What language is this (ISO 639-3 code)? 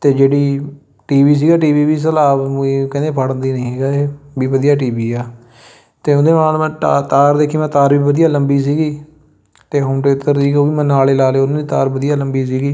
pan